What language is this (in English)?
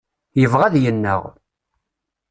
Kabyle